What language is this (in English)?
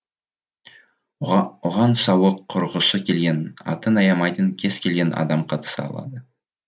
Kazakh